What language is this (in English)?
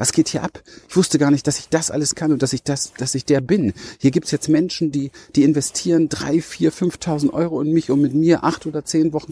German